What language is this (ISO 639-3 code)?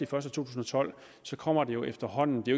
dan